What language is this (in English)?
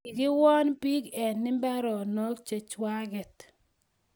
Kalenjin